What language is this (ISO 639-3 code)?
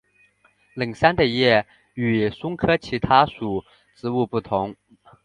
zho